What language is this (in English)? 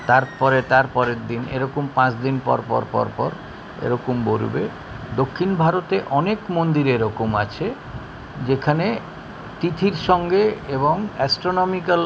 Bangla